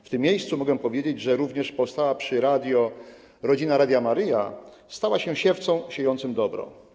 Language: Polish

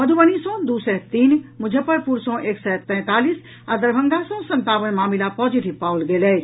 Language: Maithili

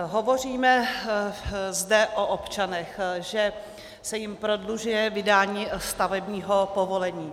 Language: Czech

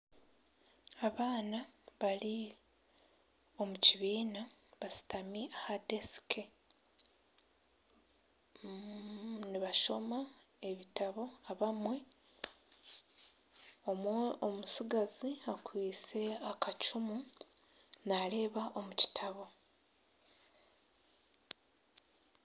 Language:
Nyankole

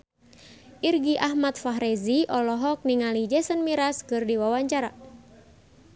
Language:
Sundanese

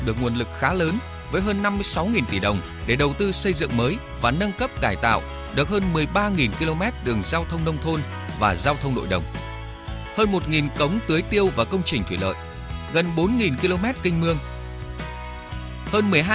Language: Vietnamese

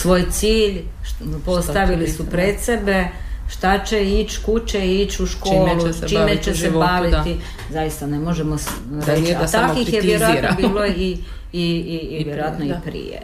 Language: Croatian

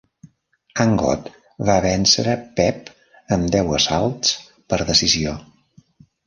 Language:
Catalan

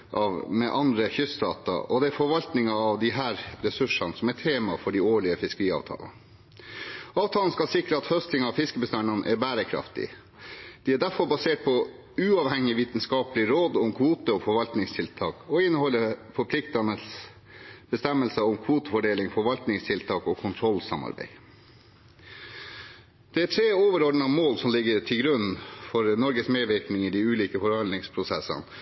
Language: Norwegian Bokmål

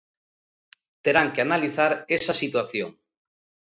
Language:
Galician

